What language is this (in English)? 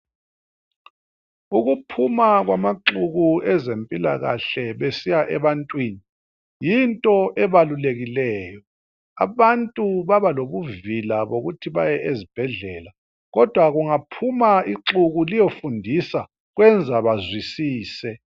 North Ndebele